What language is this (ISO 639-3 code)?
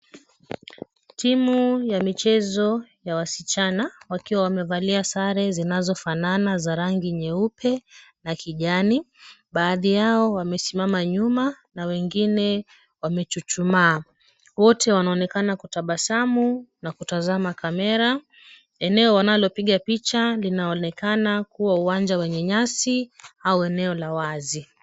swa